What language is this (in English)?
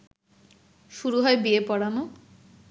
Bangla